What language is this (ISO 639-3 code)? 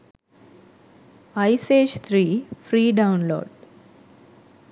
sin